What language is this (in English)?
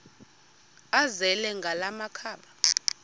Xhosa